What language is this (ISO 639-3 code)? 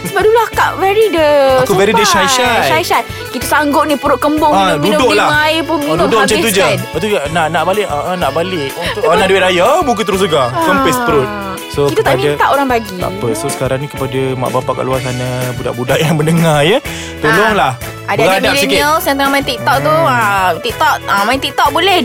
msa